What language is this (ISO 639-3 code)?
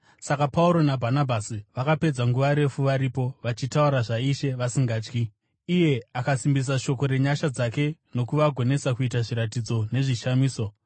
sna